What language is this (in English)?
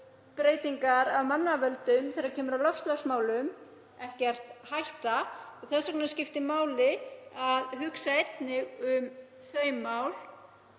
Icelandic